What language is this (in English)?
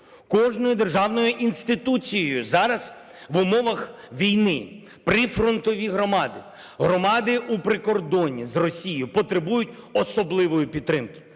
Ukrainian